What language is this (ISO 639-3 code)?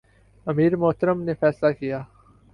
urd